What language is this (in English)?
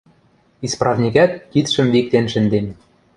Western Mari